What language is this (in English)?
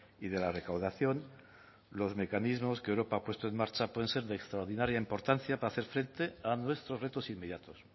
Spanish